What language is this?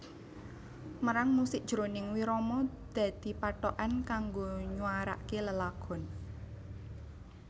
Javanese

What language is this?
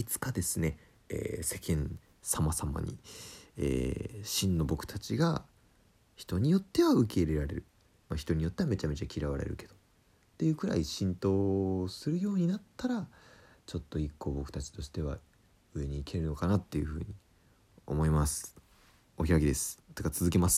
Japanese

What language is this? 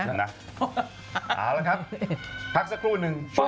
Thai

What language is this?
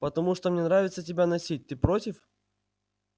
Russian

